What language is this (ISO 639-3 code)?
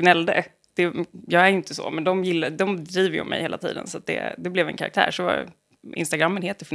swe